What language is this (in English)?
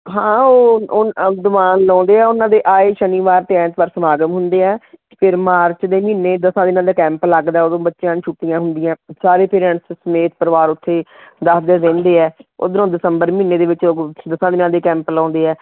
Punjabi